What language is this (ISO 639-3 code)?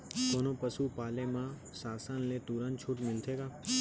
hne